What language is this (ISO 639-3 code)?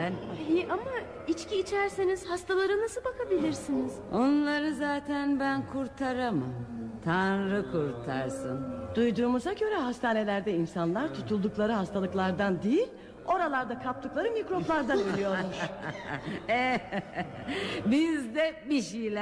tur